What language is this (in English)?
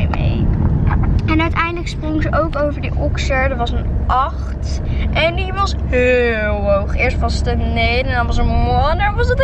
Dutch